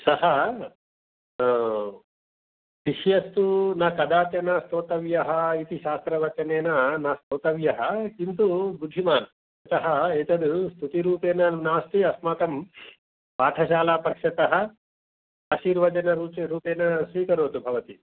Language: Sanskrit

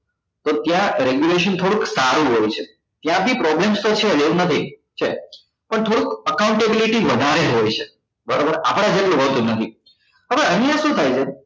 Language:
Gujarati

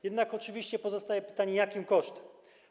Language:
Polish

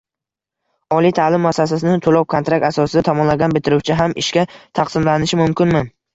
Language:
Uzbek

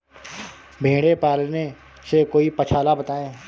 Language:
Hindi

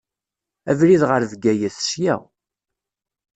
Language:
Kabyle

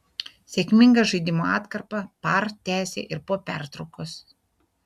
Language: Lithuanian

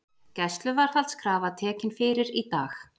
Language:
Icelandic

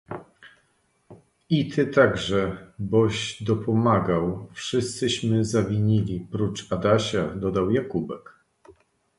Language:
Polish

